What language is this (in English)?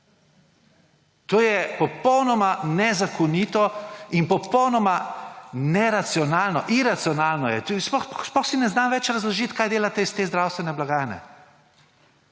Slovenian